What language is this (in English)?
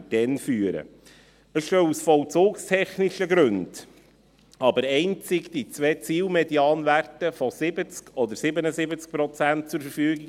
Swiss German